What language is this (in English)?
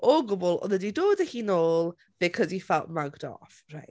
Welsh